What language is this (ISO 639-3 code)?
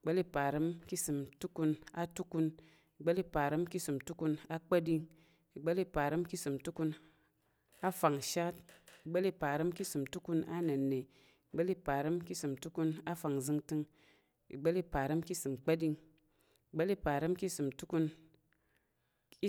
yer